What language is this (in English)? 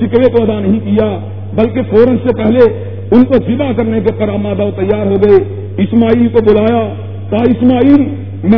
Urdu